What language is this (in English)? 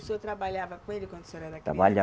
Portuguese